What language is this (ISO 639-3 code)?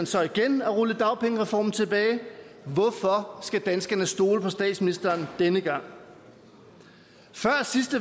dan